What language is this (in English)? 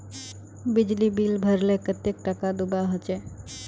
Magahi